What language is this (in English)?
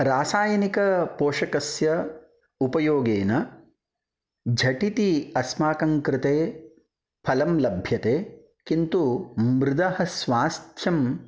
Sanskrit